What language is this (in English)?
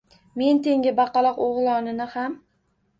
Uzbek